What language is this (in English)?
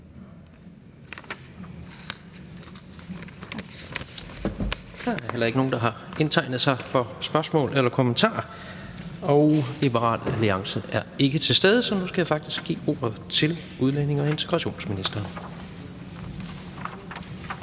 Danish